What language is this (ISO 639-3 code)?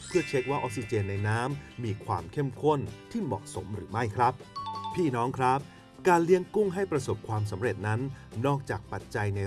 tha